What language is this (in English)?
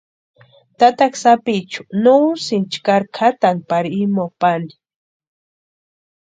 Western Highland Purepecha